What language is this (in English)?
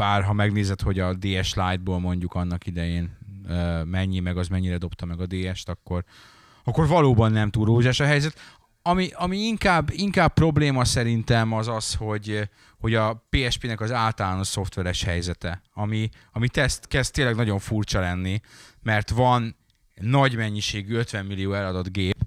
Hungarian